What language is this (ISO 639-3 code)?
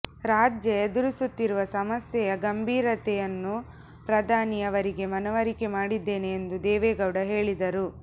kan